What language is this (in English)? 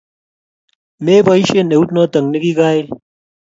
Kalenjin